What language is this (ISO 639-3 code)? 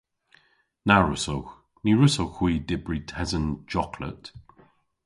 cor